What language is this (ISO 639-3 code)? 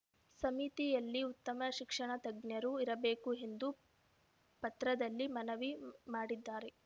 kan